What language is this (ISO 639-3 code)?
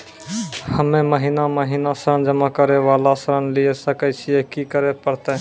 mai